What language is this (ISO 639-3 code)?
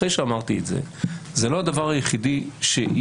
heb